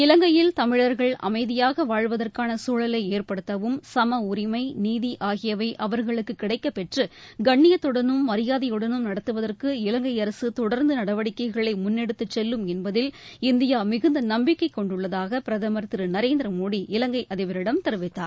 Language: Tamil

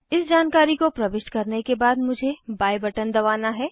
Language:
Hindi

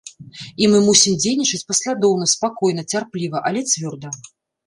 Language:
Belarusian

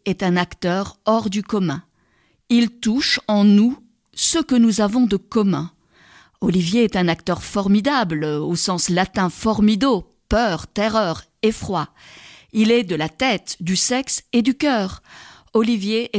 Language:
French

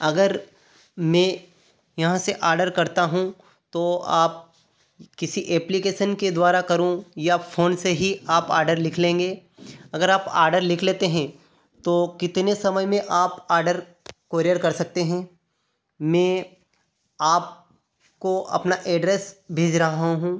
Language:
Hindi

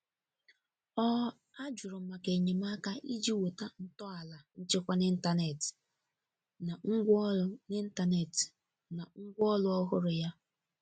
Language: Igbo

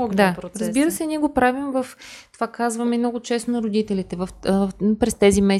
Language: Bulgarian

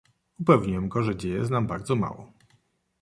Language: Polish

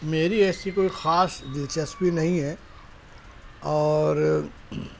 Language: Urdu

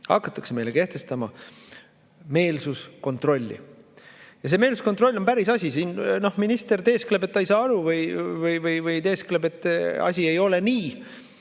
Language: Estonian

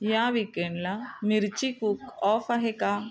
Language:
Marathi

